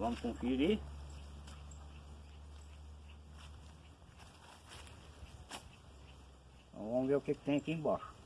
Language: Portuguese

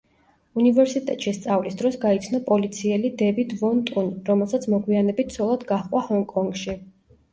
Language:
Georgian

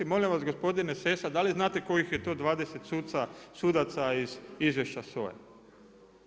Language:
Croatian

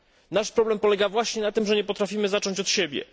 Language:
Polish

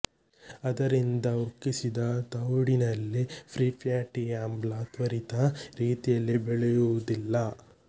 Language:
Kannada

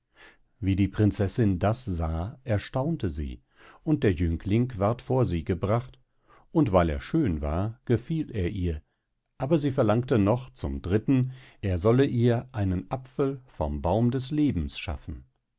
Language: German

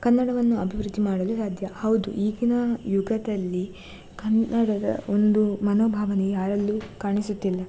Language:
Kannada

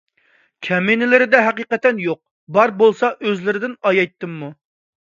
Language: Uyghur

